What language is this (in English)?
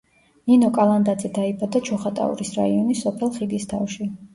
Georgian